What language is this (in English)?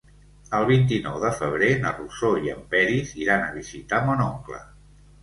Catalan